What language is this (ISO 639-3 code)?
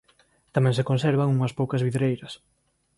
glg